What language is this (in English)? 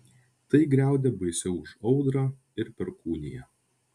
Lithuanian